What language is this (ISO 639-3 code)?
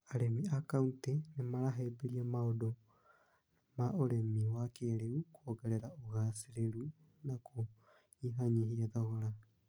kik